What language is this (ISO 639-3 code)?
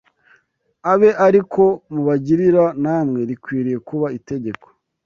kin